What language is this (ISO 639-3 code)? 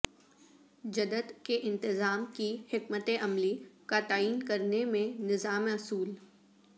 urd